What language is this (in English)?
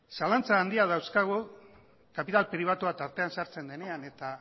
Basque